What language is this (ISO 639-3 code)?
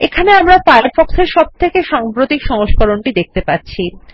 ben